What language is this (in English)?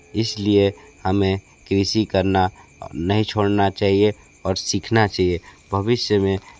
Hindi